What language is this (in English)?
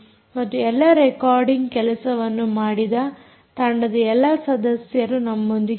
Kannada